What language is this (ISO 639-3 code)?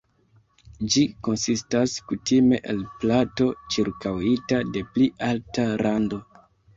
epo